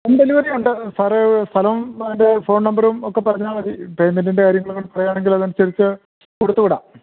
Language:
Malayalam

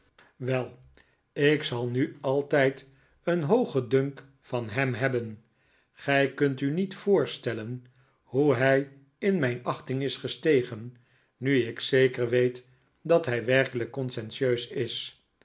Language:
Dutch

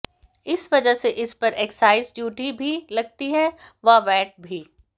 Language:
Hindi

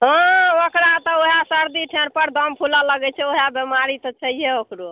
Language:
Maithili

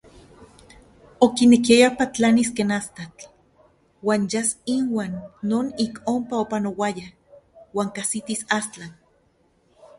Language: Central Puebla Nahuatl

